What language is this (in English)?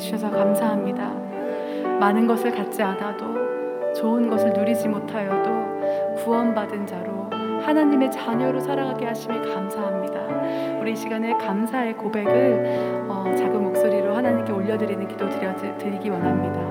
Korean